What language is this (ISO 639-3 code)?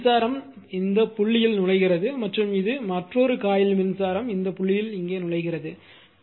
tam